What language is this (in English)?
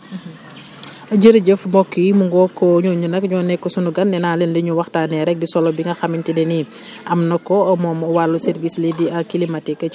Wolof